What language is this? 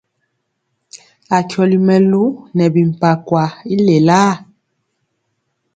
Mpiemo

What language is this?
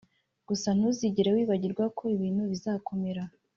Kinyarwanda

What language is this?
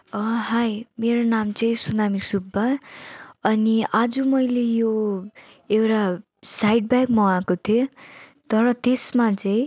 Nepali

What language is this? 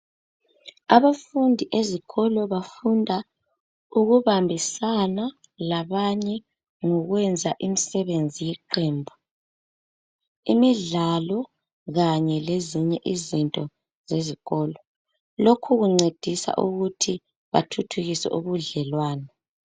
North Ndebele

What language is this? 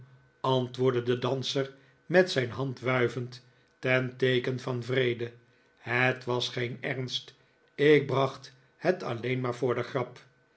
Dutch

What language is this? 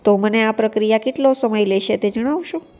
Gujarati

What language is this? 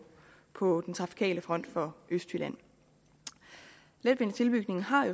Danish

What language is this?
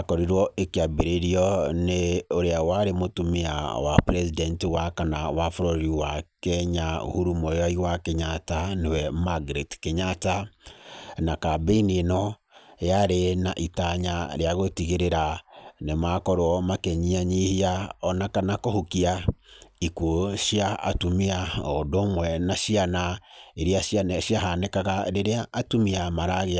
Kikuyu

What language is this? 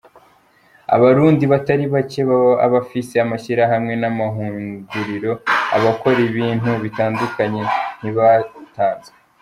Kinyarwanda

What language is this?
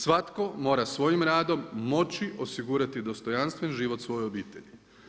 Croatian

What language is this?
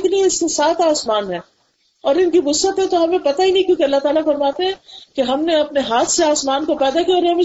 Urdu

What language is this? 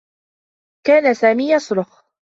Arabic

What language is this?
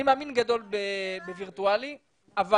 Hebrew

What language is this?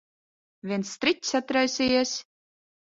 Latvian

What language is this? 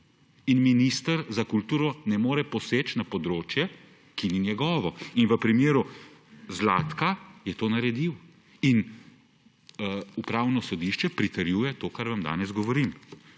Slovenian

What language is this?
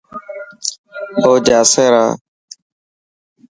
Dhatki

